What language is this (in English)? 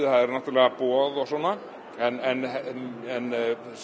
Icelandic